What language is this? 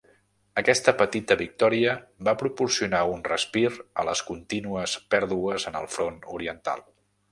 Catalan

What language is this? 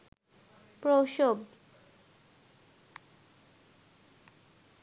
Bangla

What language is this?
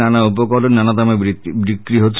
Bangla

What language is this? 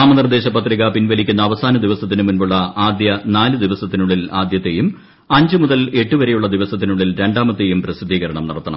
Malayalam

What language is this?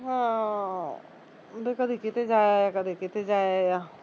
Punjabi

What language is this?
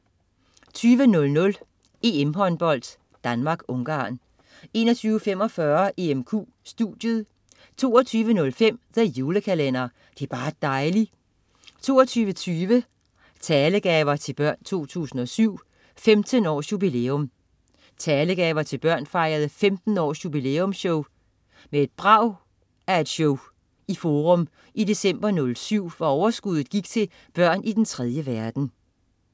Danish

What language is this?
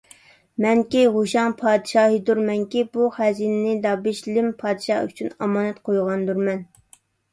Uyghur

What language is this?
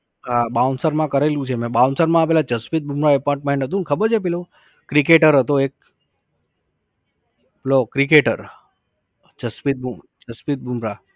Gujarati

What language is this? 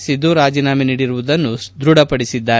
Kannada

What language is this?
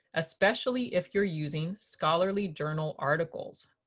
English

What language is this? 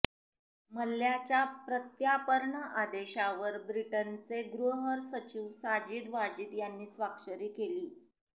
Marathi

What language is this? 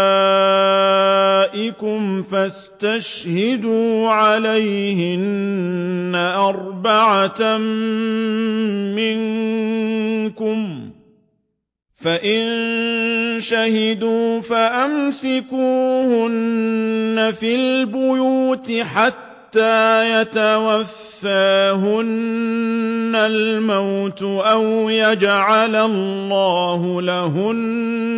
Arabic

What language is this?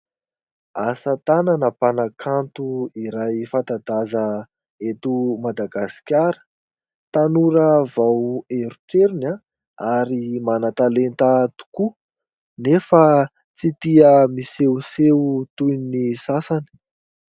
Malagasy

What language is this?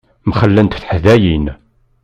Kabyle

